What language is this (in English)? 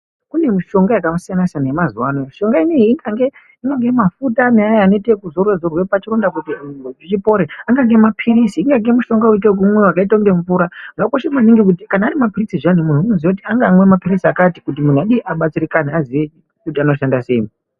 Ndau